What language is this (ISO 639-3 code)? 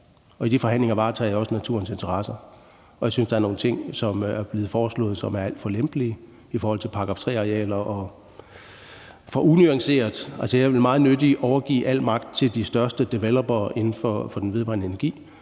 dan